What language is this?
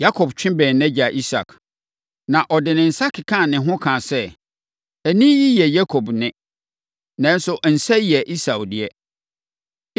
Akan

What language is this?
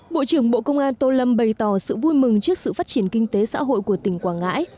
Vietnamese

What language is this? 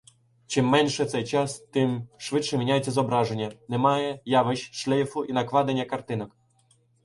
Ukrainian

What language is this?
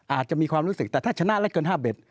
Thai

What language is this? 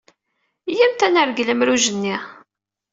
Kabyle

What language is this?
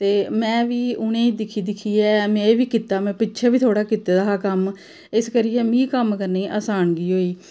Dogri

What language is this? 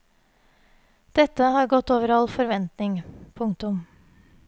Norwegian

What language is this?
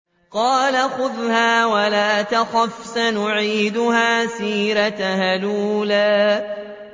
Arabic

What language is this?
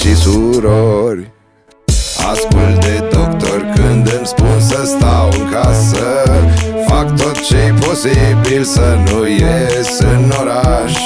Romanian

